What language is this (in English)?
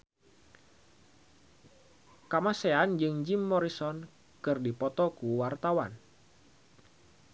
Sundanese